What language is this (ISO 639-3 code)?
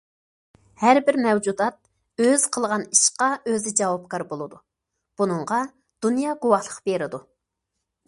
uig